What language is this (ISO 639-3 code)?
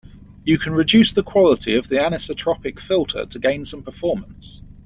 eng